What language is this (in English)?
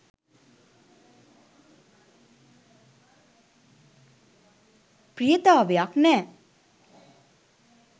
Sinhala